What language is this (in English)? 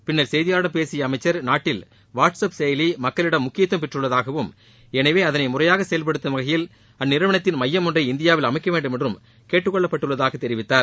Tamil